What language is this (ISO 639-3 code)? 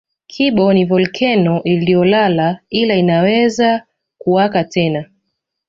swa